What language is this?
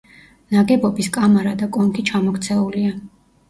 Georgian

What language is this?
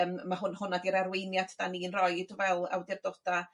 Welsh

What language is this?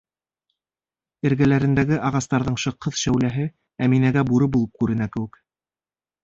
Bashkir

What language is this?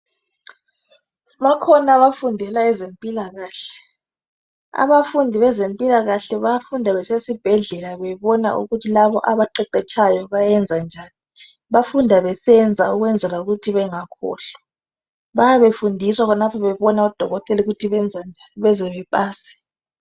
North Ndebele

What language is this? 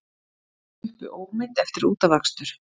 Icelandic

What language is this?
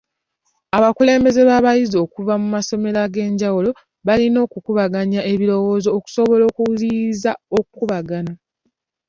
Ganda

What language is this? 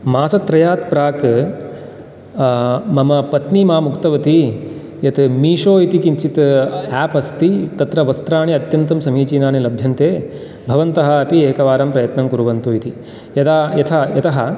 Sanskrit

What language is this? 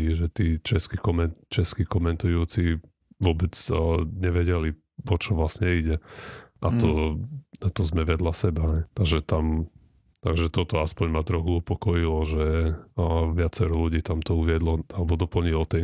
Slovak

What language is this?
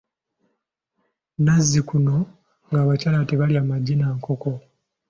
Ganda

